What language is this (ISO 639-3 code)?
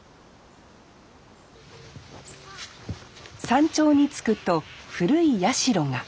jpn